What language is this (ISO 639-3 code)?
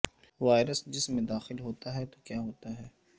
urd